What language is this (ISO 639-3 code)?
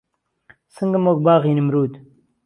ckb